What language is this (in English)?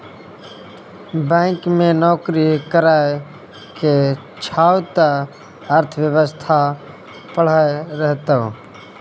Maithili